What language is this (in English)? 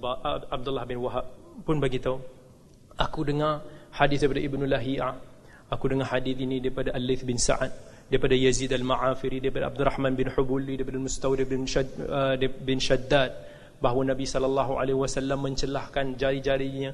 Malay